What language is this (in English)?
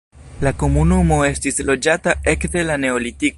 Esperanto